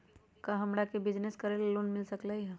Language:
Magahi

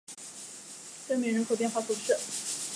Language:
Chinese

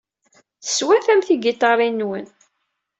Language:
Kabyle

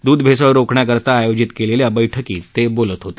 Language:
Marathi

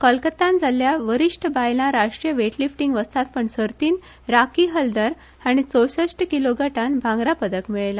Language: Konkani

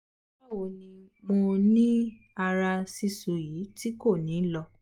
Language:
Yoruba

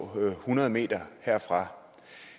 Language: Danish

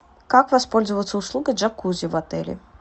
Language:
Russian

